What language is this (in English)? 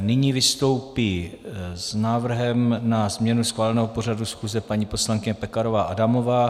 Czech